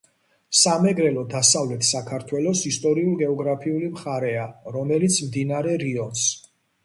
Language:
Georgian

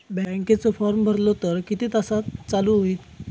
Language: Marathi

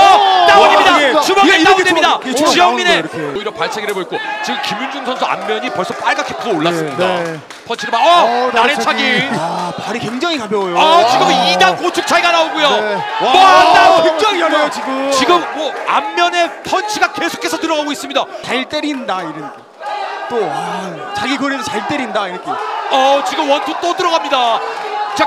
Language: Korean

